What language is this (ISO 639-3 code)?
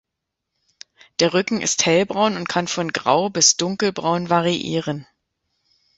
deu